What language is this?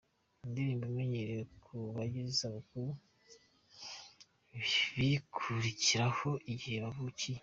Kinyarwanda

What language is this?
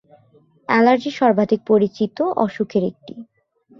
Bangla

